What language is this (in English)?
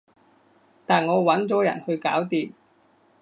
Cantonese